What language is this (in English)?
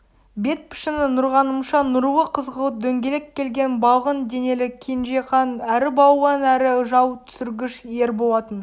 Kazakh